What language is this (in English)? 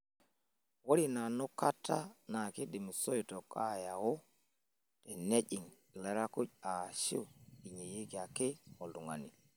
Masai